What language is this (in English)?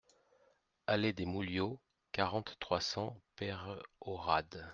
French